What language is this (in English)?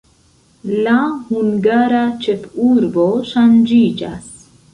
Esperanto